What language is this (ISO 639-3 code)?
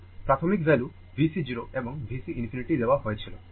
ben